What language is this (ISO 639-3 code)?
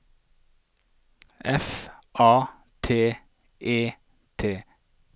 nor